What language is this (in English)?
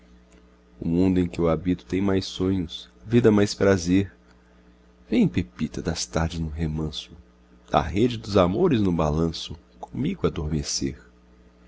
Portuguese